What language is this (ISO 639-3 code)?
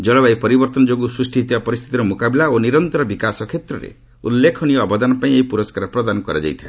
ori